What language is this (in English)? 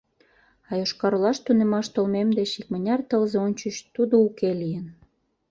Mari